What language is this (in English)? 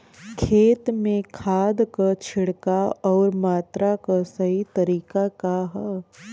Bhojpuri